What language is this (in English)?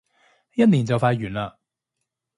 Cantonese